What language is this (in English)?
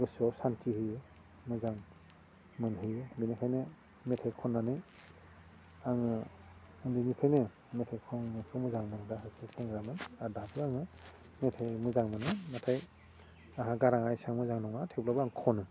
Bodo